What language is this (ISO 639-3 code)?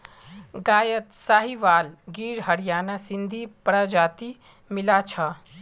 mag